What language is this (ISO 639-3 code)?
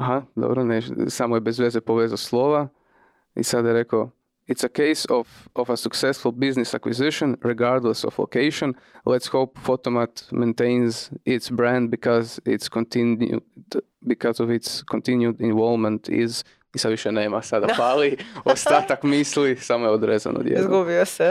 hrv